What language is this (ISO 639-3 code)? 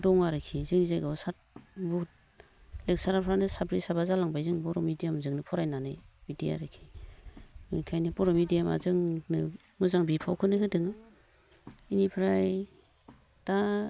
brx